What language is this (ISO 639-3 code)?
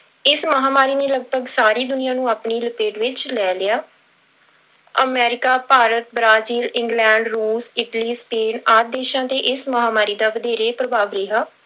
pan